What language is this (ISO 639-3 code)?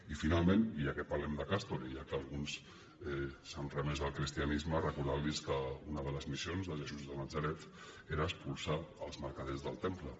cat